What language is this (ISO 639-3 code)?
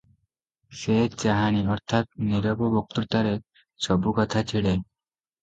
ori